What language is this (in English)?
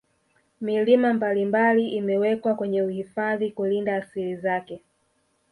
Swahili